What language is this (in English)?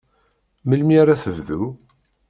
Kabyle